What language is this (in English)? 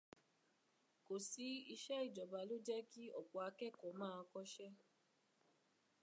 Yoruba